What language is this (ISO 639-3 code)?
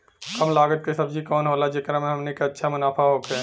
bho